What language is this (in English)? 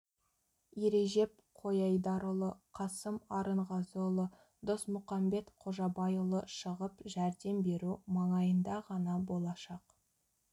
Kazakh